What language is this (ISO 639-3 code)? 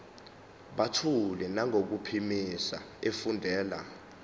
zul